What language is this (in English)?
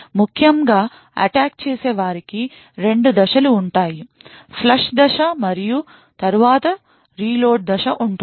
Telugu